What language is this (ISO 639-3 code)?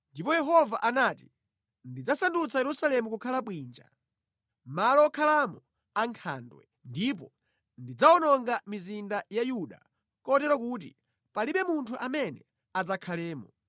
nya